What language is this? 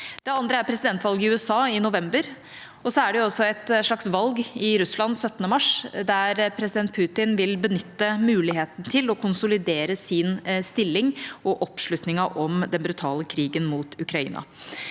Norwegian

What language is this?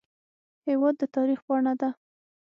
Pashto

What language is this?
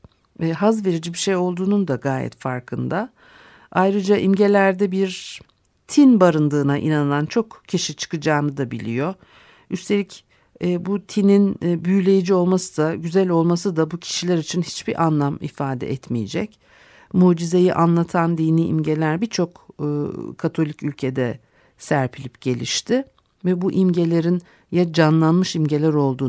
Turkish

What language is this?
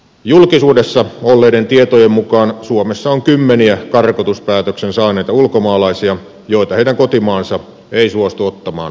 Finnish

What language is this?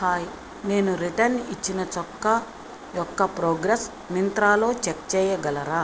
Telugu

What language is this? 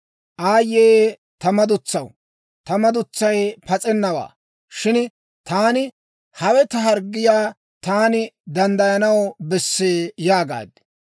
Dawro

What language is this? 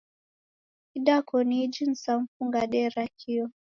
Taita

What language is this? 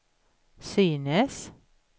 Swedish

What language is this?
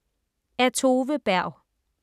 Danish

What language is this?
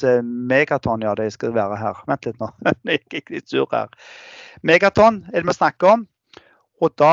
Norwegian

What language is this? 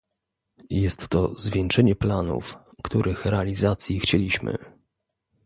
Polish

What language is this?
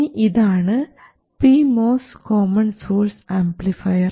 Malayalam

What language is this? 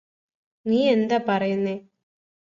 Malayalam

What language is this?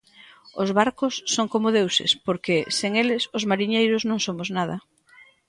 Galician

